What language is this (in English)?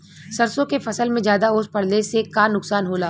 Bhojpuri